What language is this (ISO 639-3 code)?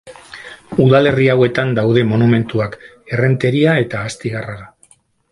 eus